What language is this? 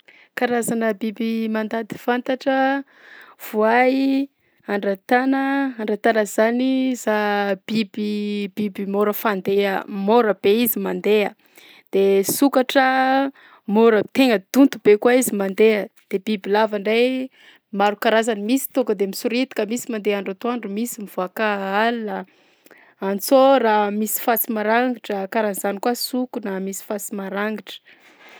Southern Betsimisaraka Malagasy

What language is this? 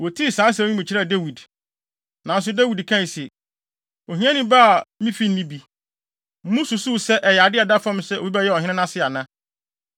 Akan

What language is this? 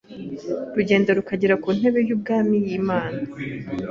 Kinyarwanda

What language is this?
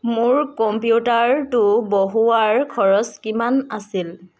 Assamese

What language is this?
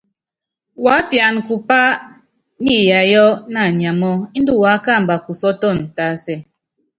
Yangben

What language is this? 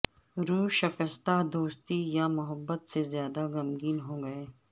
Urdu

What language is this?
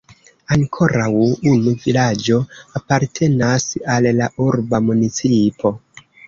Esperanto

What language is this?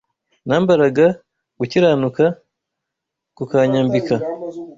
Kinyarwanda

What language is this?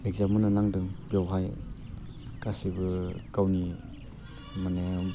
Bodo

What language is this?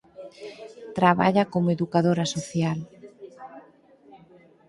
Galician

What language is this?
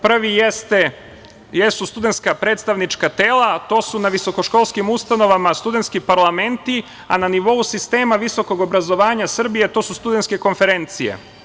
Serbian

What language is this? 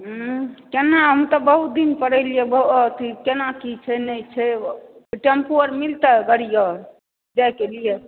Maithili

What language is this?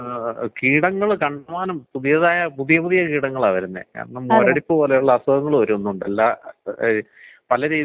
Malayalam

